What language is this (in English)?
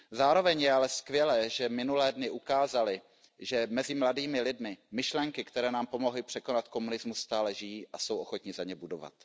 Czech